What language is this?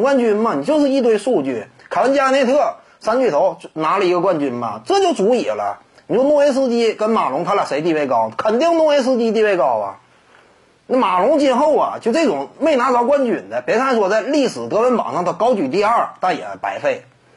Chinese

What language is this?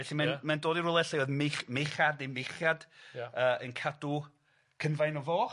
Welsh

